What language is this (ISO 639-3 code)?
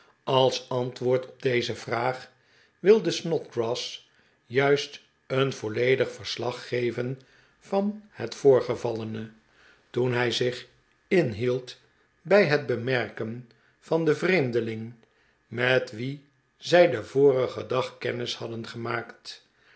nld